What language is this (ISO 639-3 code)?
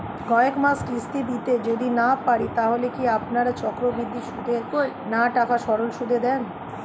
ben